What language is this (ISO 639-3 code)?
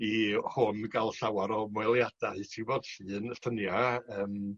cym